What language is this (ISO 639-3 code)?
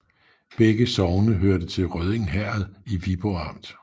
dan